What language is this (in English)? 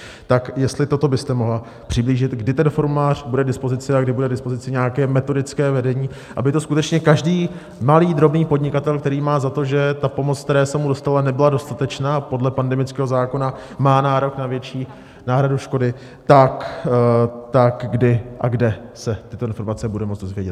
Czech